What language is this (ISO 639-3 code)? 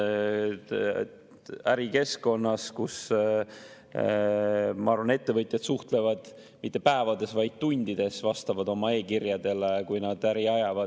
est